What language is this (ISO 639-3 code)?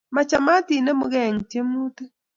kln